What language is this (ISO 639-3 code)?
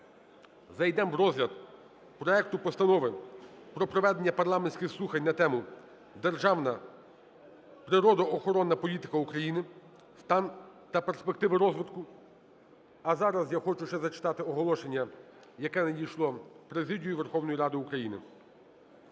ukr